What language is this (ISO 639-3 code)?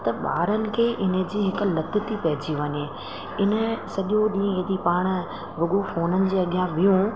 snd